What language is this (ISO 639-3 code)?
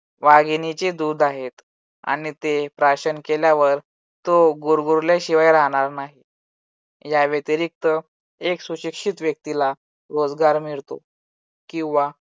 mar